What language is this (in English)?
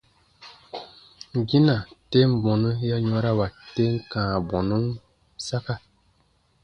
Baatonum